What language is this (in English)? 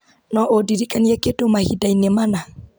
Kikuyu